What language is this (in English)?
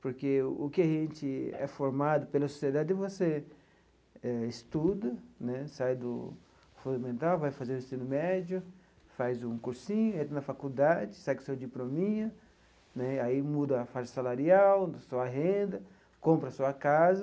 Portuguese